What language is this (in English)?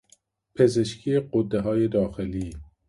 Persian